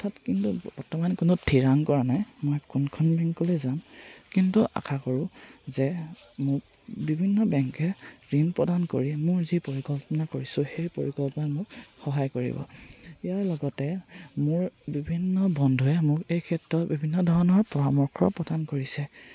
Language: Assamese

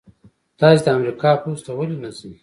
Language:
Pashto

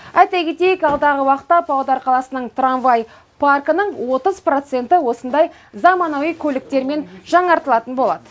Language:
Kazakh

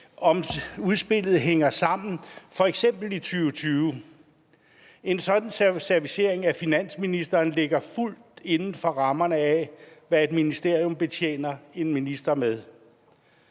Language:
Danish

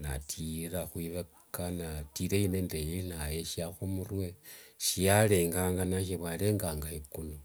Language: Wanga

